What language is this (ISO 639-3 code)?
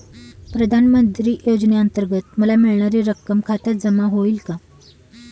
mar